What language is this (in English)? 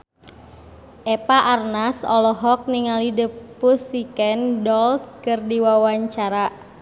Sundanese